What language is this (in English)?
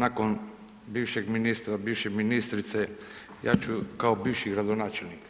Croatian